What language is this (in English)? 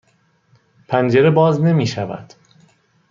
Persian